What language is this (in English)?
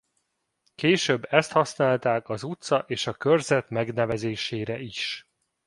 Hungarian